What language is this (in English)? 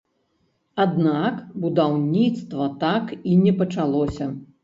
Belarusian